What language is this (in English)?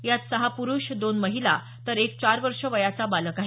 Marathi